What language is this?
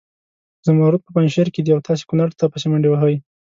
Pashto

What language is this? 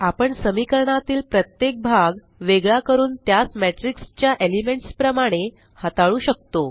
Marathi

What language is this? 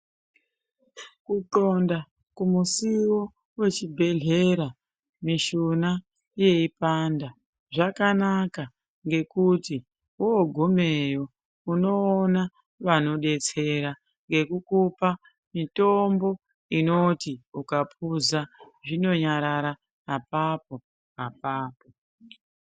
Ndau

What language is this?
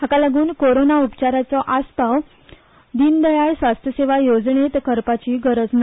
Konkani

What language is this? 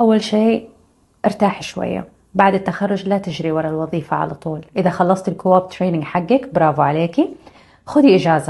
Arabic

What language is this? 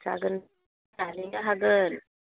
Bodo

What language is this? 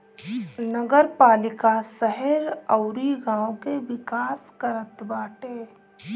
Bhojpuri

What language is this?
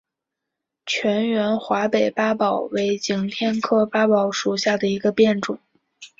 Chinese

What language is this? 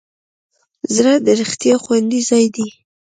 Pashto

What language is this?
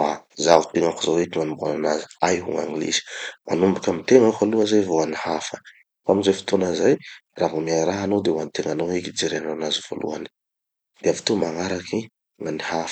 Tanosy Malagasy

